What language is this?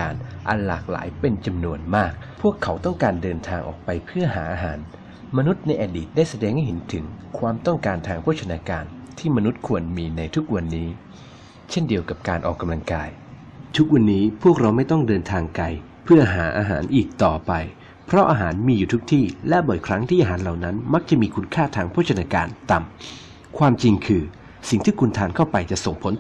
Thai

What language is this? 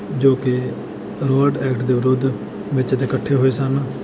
Punjabi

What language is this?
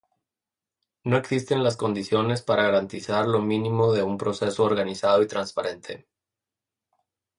Spanish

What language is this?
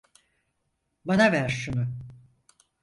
Turkish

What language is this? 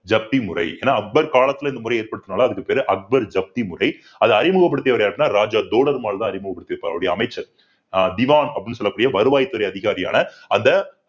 Tamil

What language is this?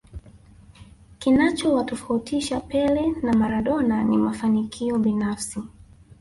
Swahili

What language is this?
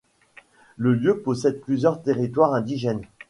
French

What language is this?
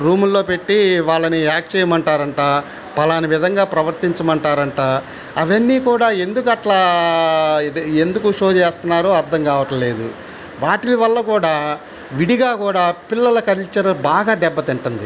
Telugu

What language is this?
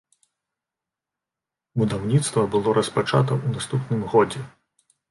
Belarusian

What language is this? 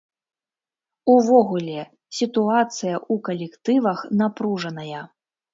Belarusian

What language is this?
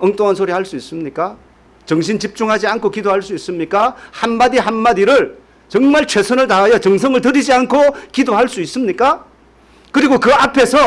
Korean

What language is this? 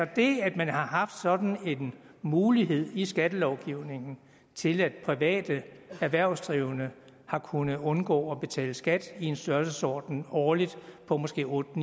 Danish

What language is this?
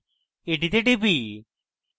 Bangla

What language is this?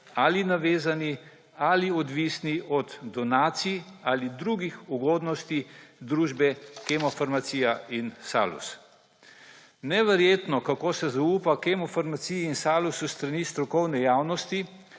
Slovenian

